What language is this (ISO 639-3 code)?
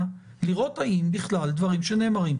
heb